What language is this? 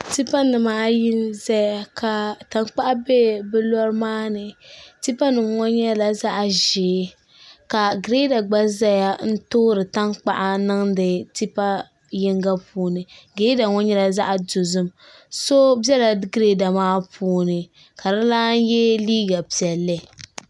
Dagbani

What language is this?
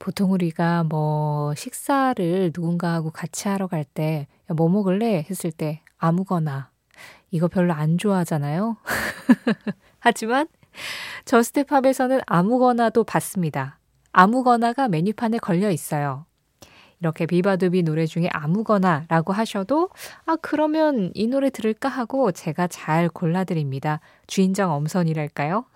Korean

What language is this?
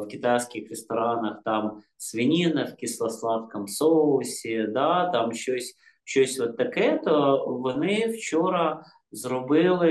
Ukrainian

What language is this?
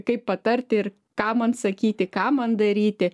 Lithuanian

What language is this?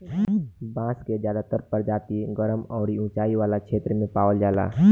Bhojpuri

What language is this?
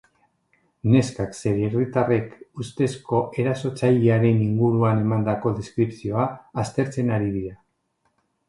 Basque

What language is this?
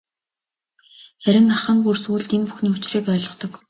Mongolian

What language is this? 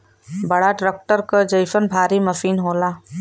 Bhojpuri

